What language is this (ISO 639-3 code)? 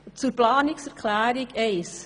gsw